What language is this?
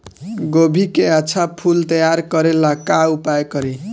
Bhojpuri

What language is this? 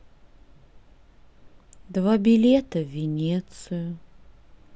Russian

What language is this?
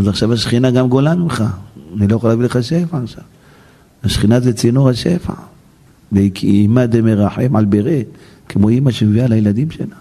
Hebrew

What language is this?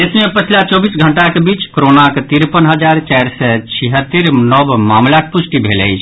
Maithili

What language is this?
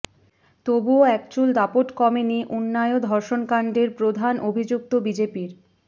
Bangla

